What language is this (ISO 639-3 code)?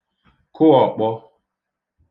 ibo